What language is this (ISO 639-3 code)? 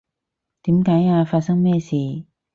yue